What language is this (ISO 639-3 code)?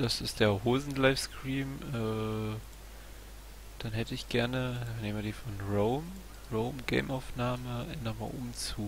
deu